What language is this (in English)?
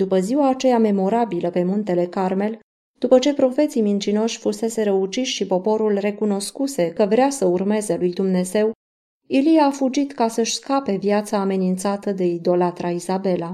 Romanian